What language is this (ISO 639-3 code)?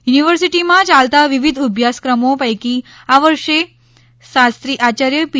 guj